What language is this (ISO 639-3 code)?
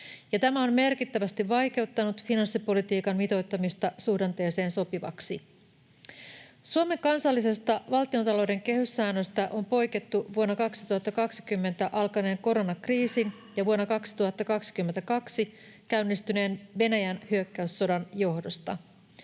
fin